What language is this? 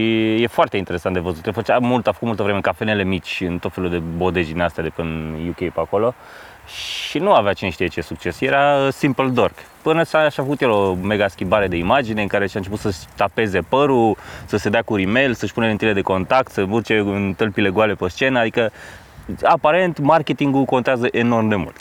Romanian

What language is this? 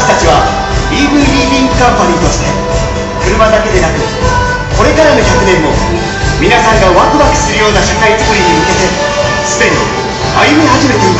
Japanese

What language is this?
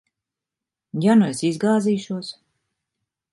Latvian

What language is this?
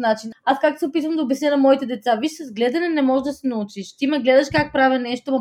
Bulgarian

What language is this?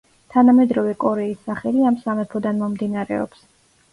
Georgian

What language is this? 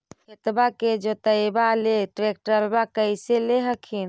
Magahi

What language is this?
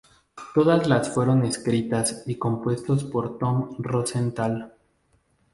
Spanish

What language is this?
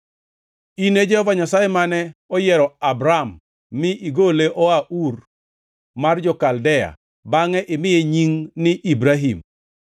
Luo (Kenya and Tanzania)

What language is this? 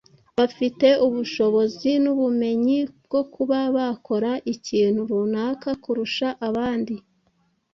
Kinyarwanda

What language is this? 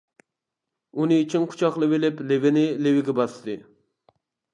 Uyghur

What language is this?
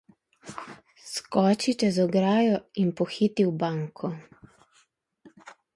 Slovenian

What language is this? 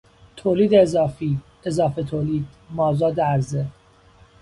Persian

